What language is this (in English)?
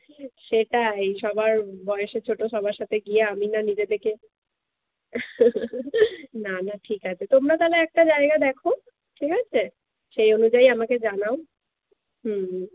Bangla